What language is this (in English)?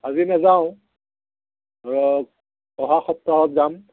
Assamese